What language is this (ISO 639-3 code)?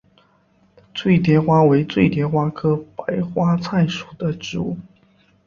zho